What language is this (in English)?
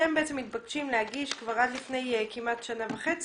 Hebrew